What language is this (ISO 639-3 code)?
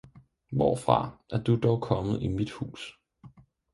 dan